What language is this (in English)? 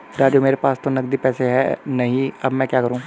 Hindi